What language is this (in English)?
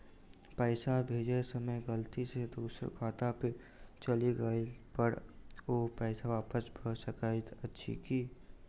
Maithili